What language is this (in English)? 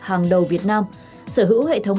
Vietnamese